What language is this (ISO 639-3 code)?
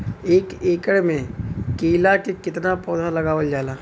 bho